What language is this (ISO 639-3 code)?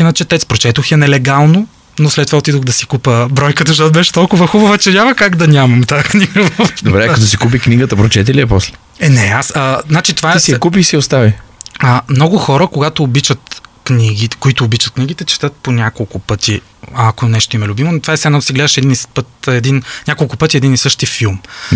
bul